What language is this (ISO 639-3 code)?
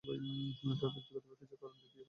ben